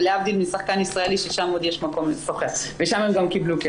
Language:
Hebrew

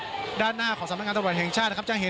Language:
Thai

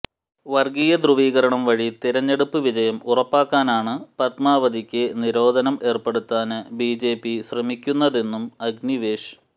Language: Malayalam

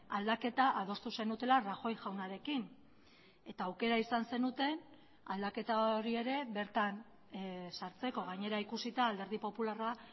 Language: Basque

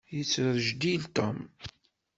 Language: Kabyle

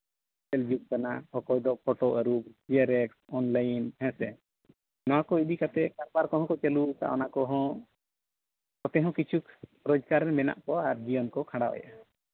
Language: Santali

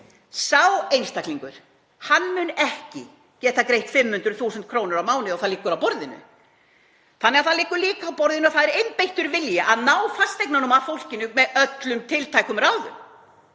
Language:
Icelandic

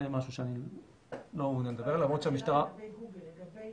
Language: Hebrew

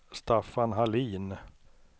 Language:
Swedish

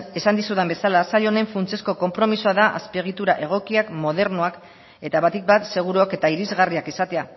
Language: Basque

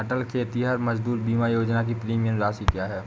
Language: Hindi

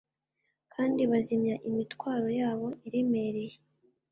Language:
Kinyarwanda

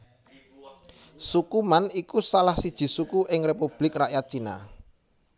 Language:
Javanese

